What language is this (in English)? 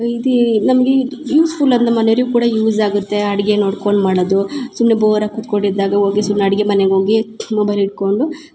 Kannada